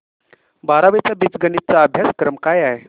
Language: Marathi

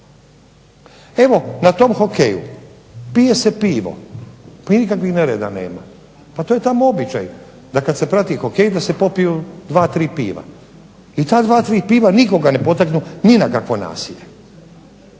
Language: Croatian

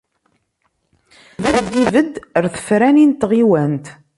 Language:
Kabyle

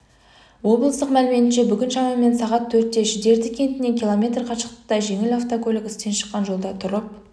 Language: Kazakh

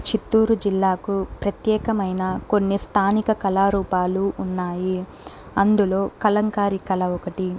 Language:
Telugu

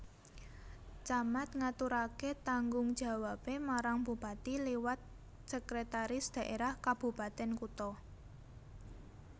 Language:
Javanese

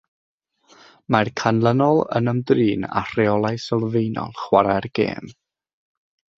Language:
Welsh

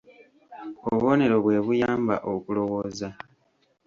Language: Ganda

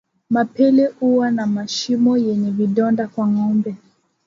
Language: Swahili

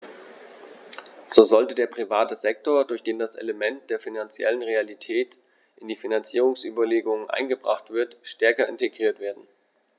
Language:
German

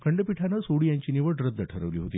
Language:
Marathi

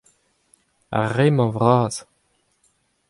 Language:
Breton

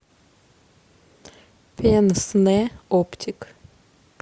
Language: Russian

